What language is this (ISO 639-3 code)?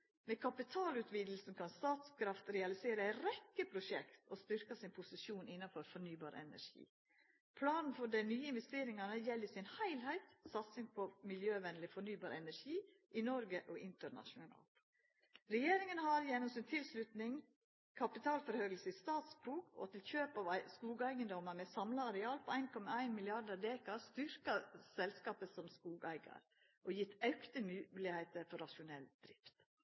nno